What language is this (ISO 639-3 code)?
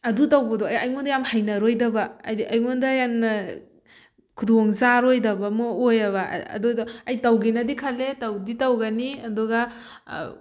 mni